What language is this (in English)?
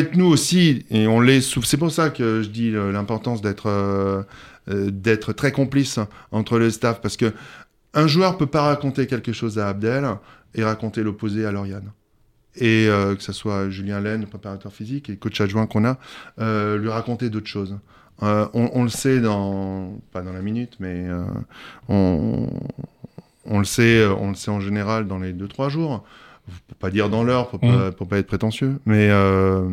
French